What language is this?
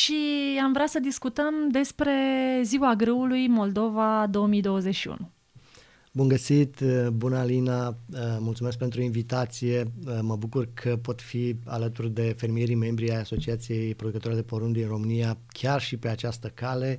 Romanian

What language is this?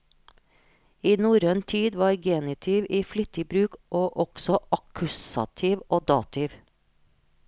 Norwegian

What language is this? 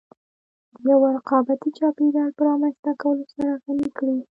Pashto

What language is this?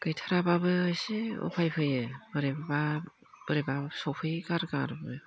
Bodo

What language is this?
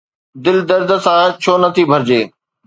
Sindhi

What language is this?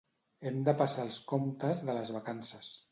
Catalan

